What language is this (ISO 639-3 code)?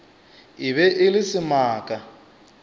nso